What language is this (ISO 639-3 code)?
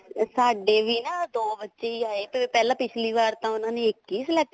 pan